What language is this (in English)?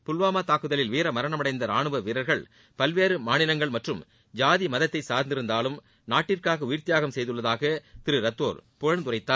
Tamil